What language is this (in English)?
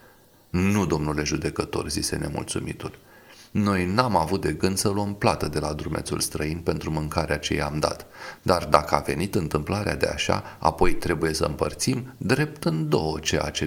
Romanian